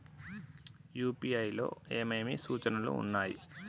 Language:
Telugu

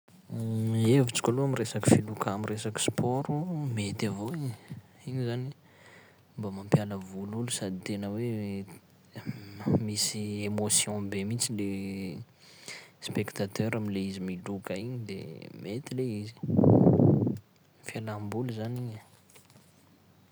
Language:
Sakalava Malagasy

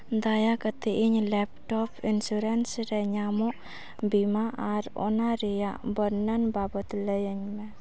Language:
Santali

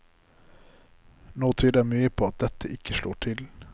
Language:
Norwegian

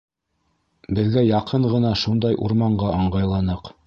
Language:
Bashkir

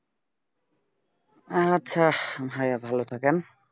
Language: Bangla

